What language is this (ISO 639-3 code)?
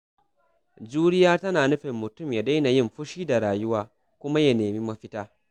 hau